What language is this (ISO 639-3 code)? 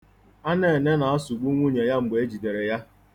ibo